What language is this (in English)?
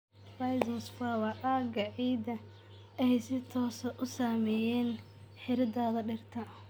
Somali